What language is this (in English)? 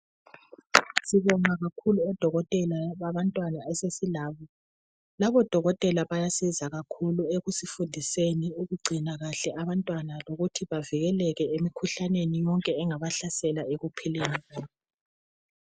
North Ndebele